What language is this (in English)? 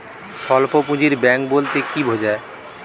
Bangla